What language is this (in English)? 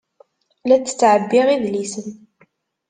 Kabyle